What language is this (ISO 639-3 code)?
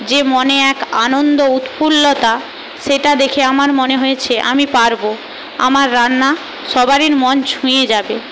ben